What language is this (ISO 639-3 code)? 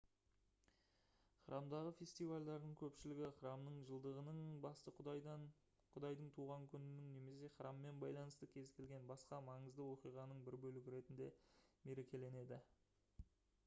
kaz